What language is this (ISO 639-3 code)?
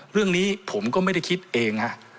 tha